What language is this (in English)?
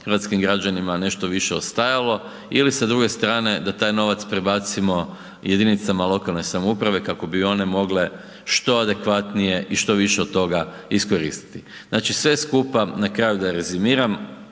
Croatian